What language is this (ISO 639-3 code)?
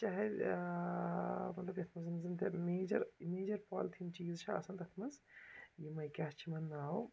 kas